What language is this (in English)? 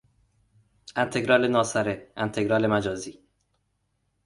Persian